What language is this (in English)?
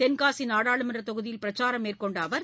Tamil